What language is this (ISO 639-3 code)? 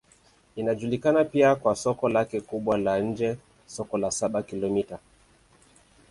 swa